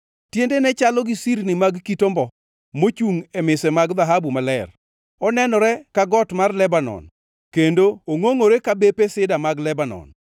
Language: Luo (Kenya and Tanzania)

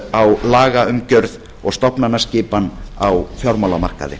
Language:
Icelandic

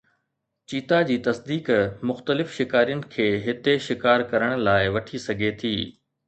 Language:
Sindhi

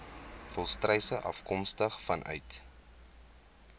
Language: Afrikaans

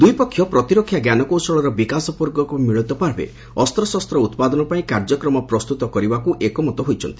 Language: Odia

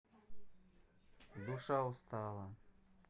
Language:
Russian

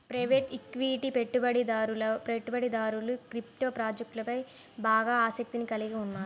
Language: Telugu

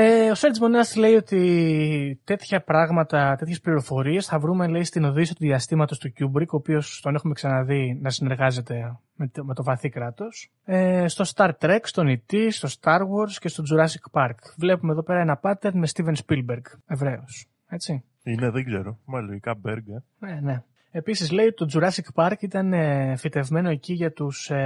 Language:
Greek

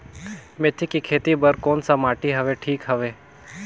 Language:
Chhattisgarhi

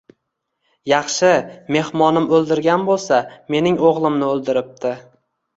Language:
Uzbek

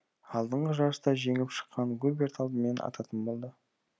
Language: Kazakh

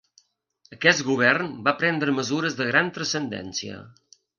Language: Catalan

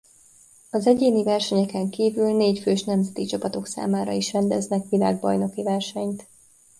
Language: Hungarian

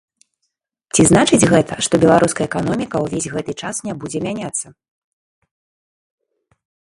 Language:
Belarusian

